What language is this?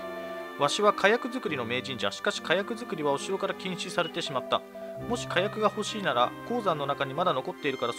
Japanese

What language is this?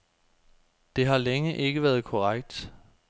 Danish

